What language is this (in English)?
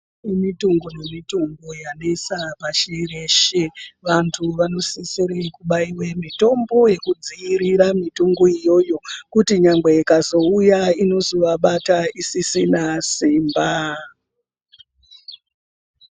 Ndau